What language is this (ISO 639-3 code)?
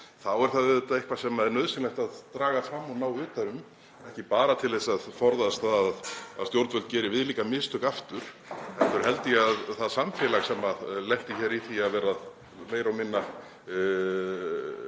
isl